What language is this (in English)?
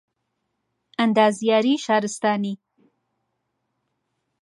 Central Kurdish